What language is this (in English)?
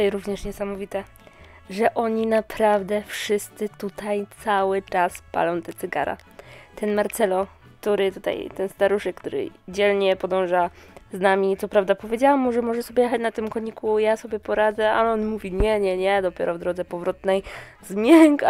Polish